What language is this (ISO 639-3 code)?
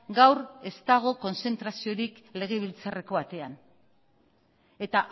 eus